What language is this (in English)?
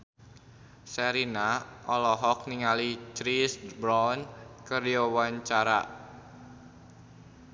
Sundanese